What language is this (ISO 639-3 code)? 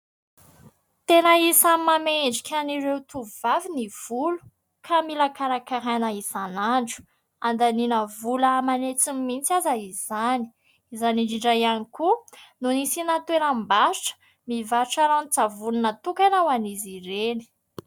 mlg